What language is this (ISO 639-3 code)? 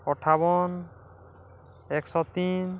ori